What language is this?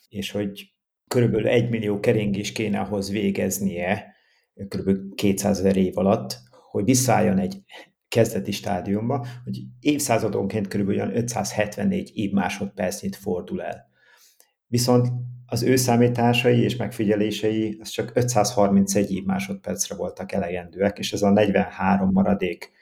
Hungarian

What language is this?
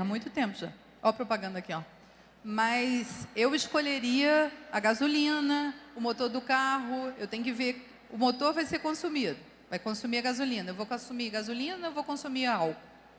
Portuguese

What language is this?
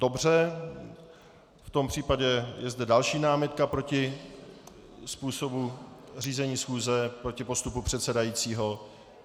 Czech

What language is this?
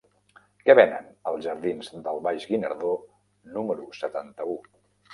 Catalan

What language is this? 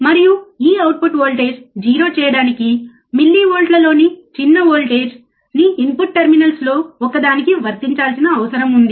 Telugu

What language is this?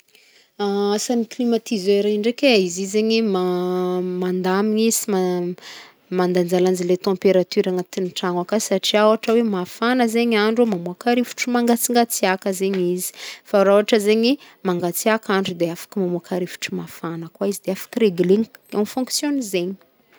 Northern Betsimisaraka Malagasy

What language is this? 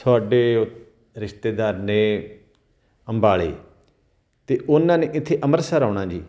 Punjabi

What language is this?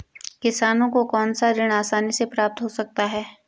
Hindi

